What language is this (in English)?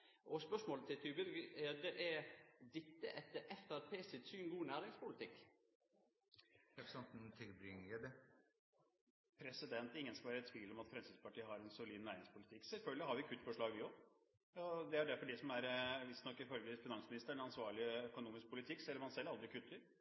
Norwegian